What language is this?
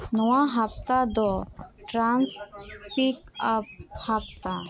Santali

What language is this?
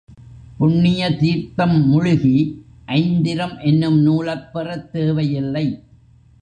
Tamil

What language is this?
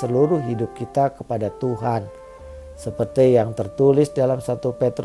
Indonesian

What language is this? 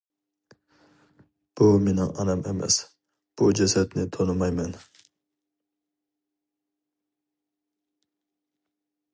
Uyghur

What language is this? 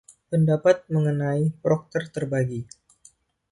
Indonesian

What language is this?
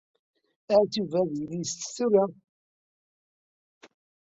Kabyle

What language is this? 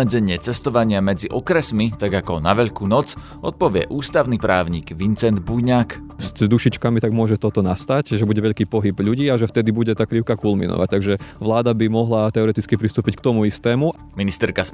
Slovak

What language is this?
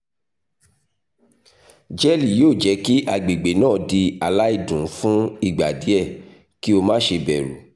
Yoruba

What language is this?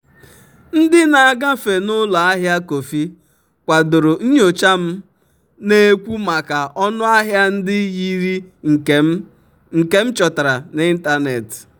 Igbo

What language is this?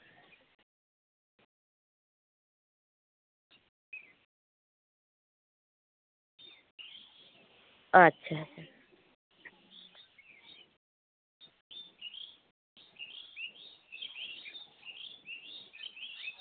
Santali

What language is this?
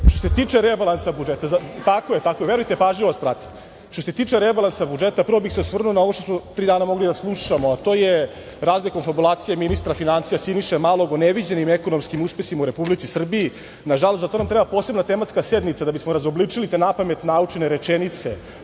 Serbian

